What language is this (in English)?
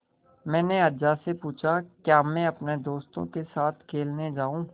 Hindi